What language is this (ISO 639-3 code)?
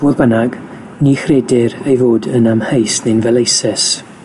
cym